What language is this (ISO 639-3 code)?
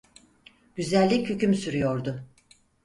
tur